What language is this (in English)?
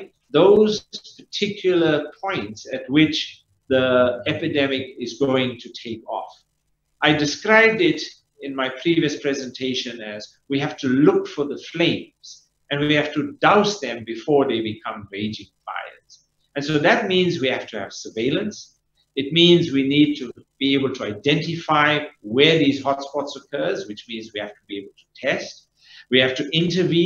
English